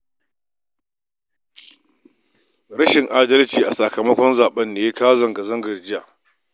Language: Hausa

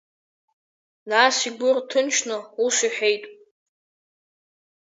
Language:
Abkhazian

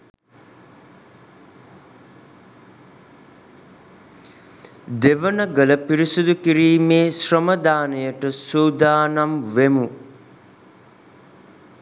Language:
Sinhala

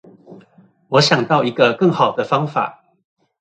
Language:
Chinese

